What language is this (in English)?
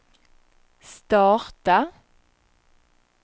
Swedish